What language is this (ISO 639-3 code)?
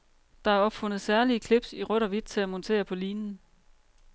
dan